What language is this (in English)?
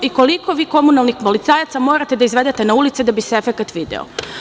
Serbian